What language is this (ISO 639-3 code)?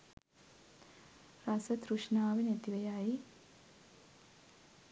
sin